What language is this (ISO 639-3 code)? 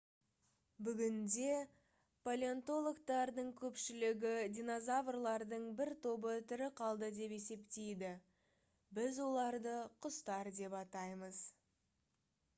kaz